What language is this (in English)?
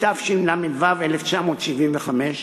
Hebrew